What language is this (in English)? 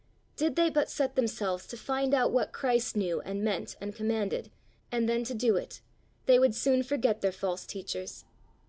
English